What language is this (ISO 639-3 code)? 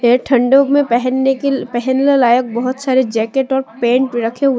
hin